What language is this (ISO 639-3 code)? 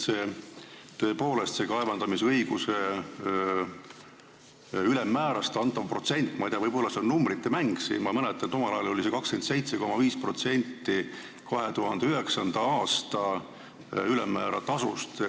est